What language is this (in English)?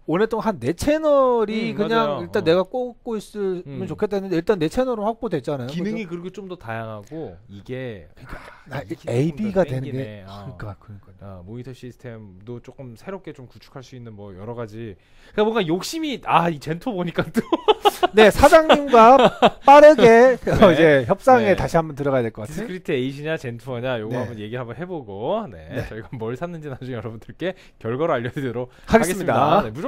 Korean